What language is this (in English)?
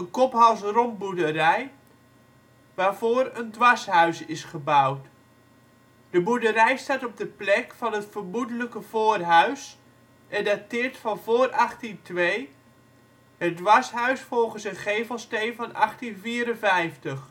Dutch